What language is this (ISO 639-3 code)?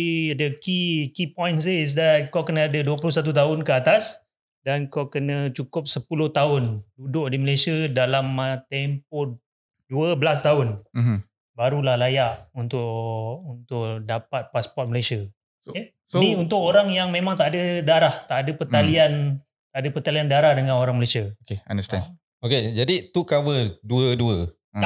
msa